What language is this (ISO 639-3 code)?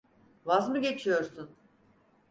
tur